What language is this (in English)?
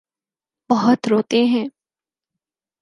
Urdu